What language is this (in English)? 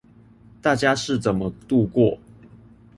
Chinese